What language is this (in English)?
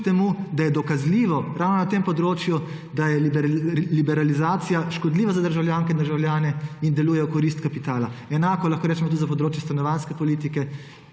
Slovenian